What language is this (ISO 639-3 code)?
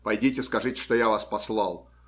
rus